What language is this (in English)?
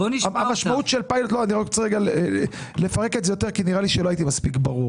Hebrew